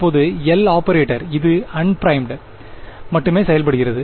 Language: Tamil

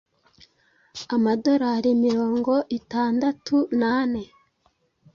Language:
Kinyarwanda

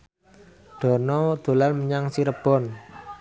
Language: Javanese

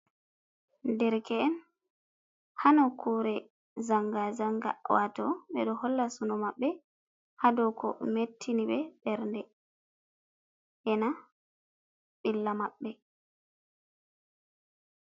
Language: Fula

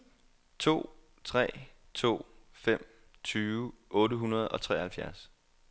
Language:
Danish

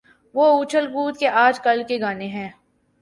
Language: Urdu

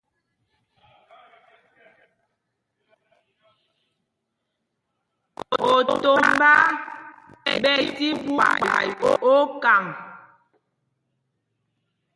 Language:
Mpumpong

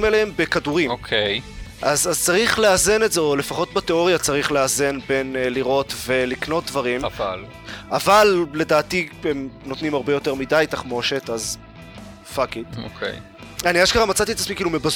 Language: Hebrew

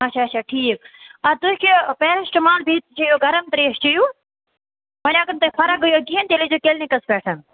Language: Kashmiri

